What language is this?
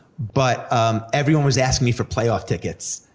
English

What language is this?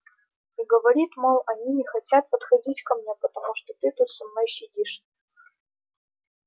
Russian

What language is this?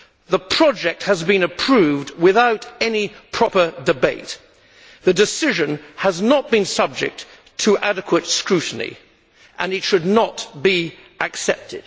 English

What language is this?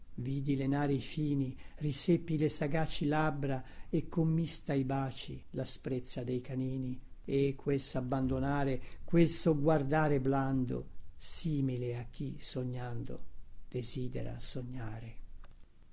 Italian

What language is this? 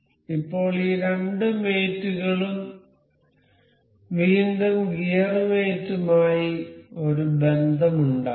Malayalam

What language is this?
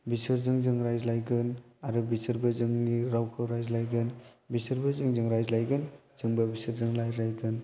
Bodo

